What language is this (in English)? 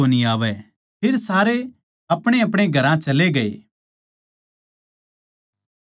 Haryanvi